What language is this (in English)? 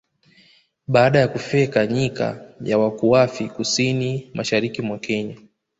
Swahili